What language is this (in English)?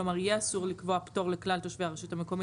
Hebrew